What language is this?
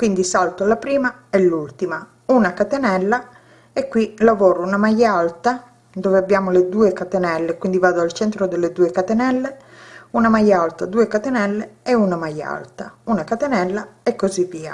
Italian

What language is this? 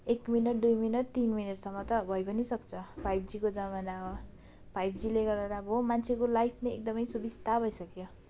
Nepali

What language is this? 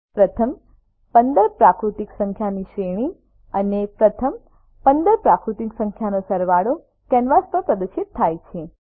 Gujarati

